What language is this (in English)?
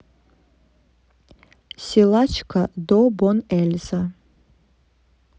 Russian